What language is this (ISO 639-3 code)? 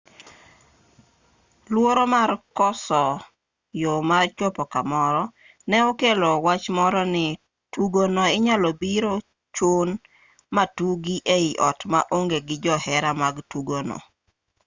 luo